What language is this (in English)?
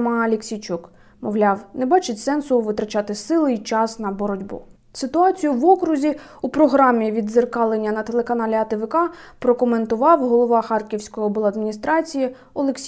Ukrainian